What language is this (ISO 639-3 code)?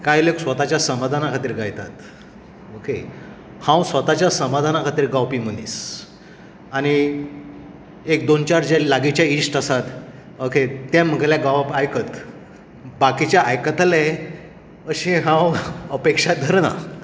kok